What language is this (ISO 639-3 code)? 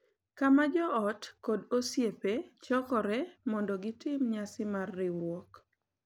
luo